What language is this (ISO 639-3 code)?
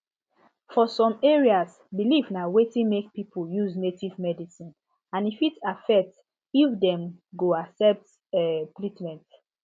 pcm